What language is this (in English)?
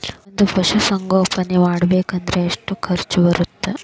Kannada